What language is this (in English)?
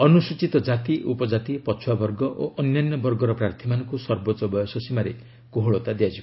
Odia